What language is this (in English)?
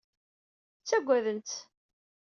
Kabyle